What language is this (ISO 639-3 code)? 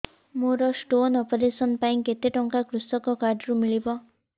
ori